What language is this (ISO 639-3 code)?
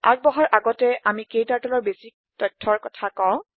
asm